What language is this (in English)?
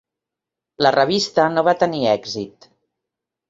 Catalan